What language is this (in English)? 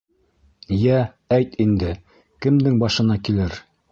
Bashkir